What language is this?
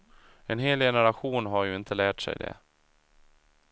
Swedish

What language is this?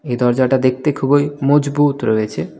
Bangla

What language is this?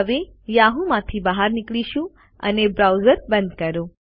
Gujarati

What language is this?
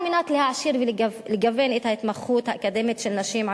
Hebrew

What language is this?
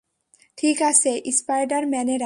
Bangla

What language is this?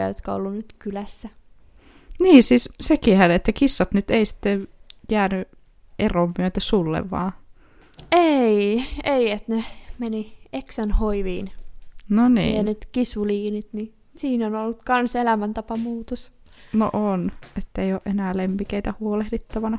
Finnish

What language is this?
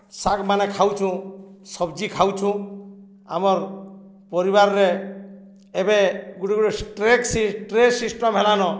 Odia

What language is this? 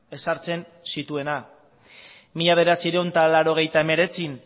Basque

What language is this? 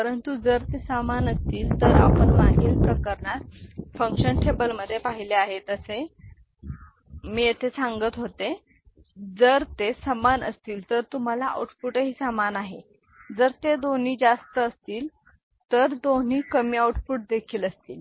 Marathi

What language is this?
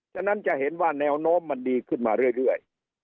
Thai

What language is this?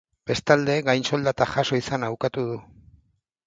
Basque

